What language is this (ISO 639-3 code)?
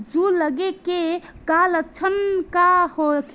bho